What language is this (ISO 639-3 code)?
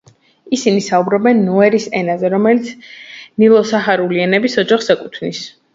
kat